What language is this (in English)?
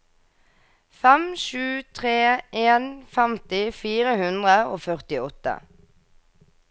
Norwegian